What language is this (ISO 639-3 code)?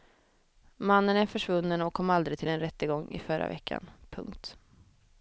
swe